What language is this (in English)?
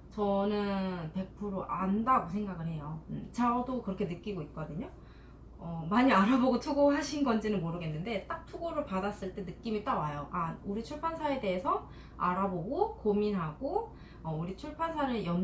Korean